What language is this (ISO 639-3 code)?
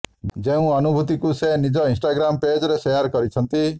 ori